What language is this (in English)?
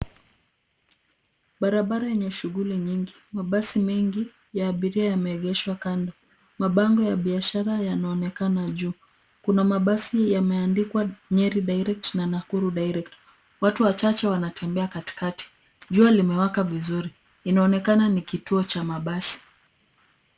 Swahili